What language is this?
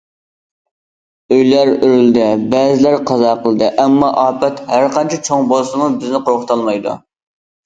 Uyghur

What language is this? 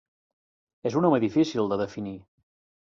Catalan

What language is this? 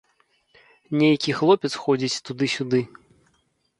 Belarusian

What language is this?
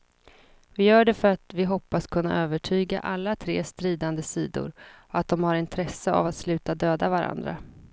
Swedish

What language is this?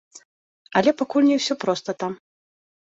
Belarusian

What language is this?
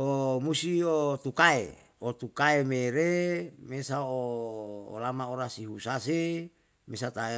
Yalahatan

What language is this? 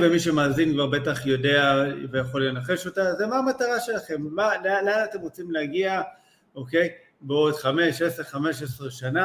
Hebrew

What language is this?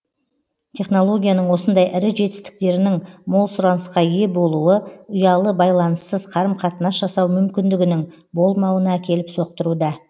Kazakh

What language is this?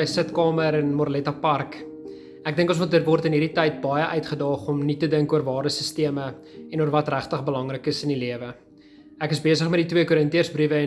Dutch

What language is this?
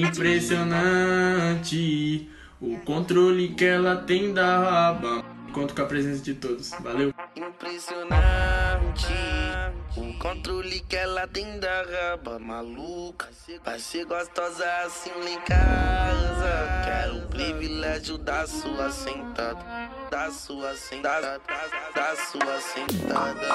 Portuguese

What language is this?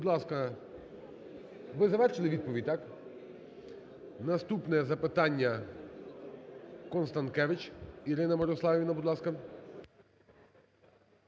Ukrainian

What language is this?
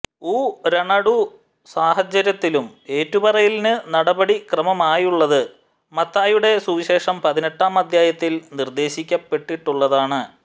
Malayalam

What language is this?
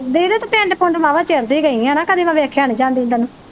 Punjabi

